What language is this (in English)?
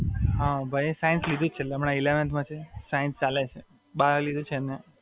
Gujarati